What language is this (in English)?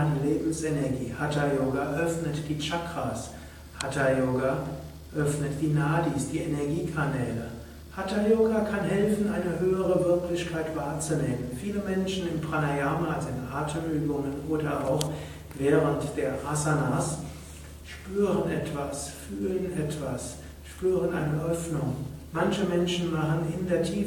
German